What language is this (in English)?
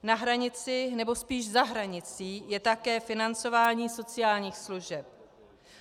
Czech